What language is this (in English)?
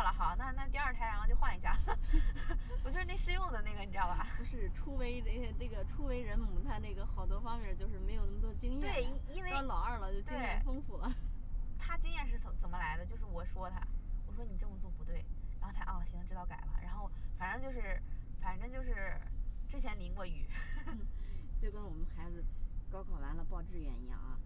Chinese